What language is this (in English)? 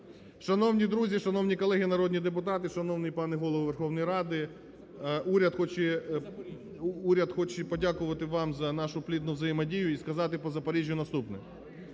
Ukrainian